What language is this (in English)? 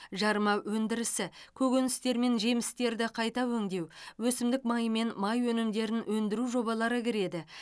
Kazakh